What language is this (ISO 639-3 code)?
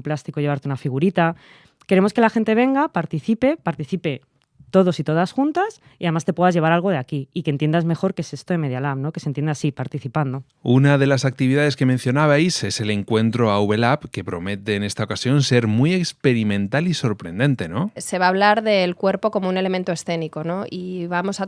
spa